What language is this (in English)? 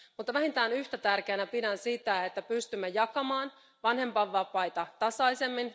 Finnish